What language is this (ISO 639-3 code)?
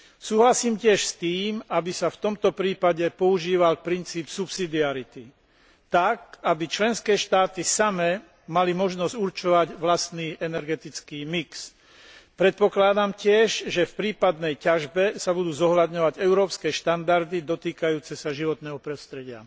slk